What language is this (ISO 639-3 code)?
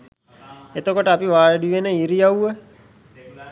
sin